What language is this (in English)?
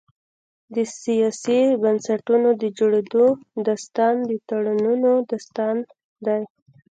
Pashto